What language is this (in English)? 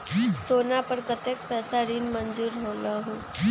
Magahi